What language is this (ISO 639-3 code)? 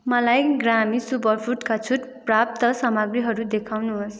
nep